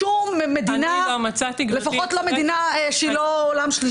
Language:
Hebrew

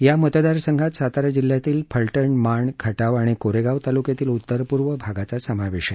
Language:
Marathi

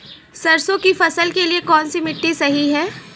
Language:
Hindi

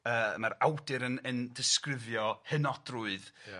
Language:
Welsh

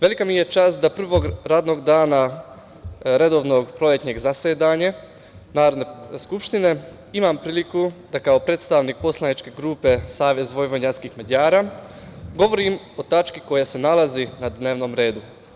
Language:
Serbian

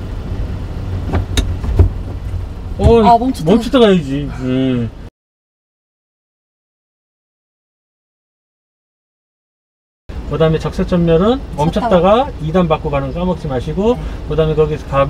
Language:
Korean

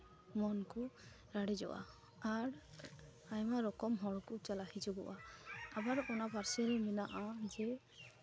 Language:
Santali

